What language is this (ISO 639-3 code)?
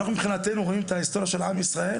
heb